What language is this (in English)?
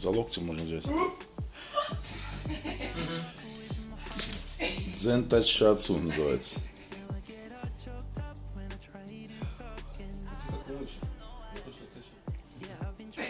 Russian